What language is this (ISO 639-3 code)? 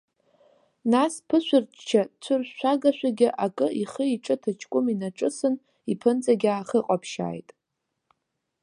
abk